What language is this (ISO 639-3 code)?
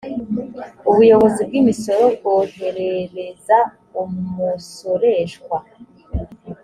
kin